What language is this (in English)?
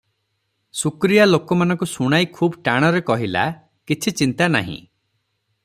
Odia